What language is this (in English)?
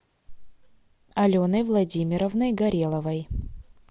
Russian